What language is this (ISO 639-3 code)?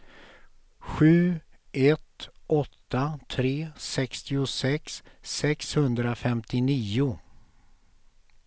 swe